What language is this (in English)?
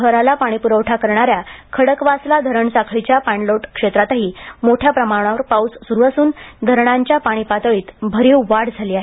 Marathi